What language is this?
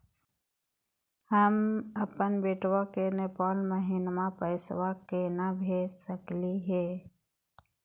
Magahi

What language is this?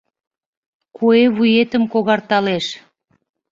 Mari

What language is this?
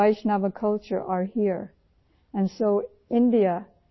Urdu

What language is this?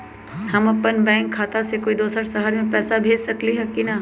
Magahi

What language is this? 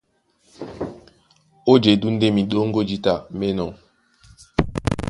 Duala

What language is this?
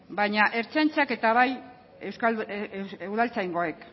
Basque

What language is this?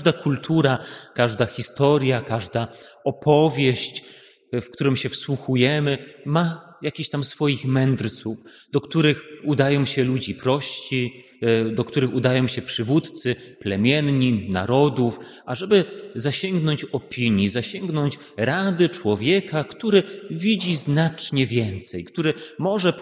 Polish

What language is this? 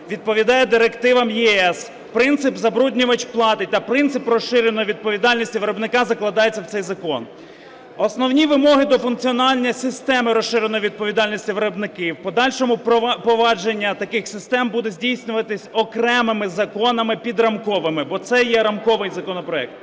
Ukrainian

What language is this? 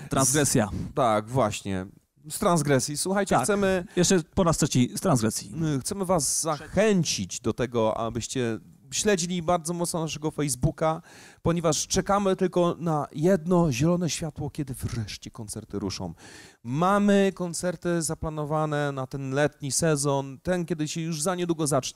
Polish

